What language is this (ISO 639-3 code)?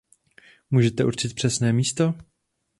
ces